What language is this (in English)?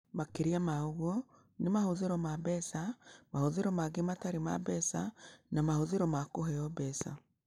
Kikuyu